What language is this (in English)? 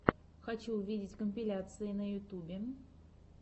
Russian